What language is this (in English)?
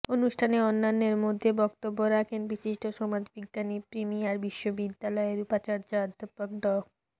Bangla